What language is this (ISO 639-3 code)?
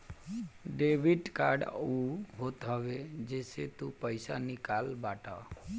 bho